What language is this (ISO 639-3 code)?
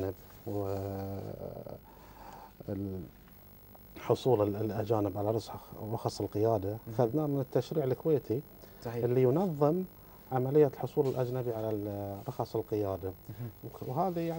ara